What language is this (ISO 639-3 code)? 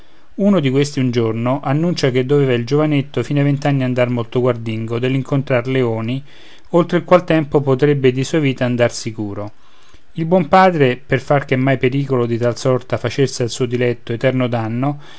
ita